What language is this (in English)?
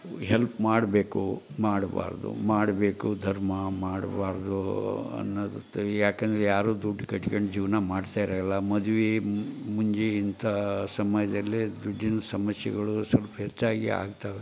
Kannada